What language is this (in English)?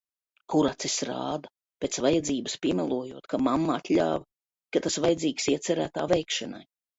Latvian